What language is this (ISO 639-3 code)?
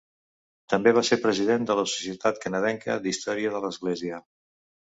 cat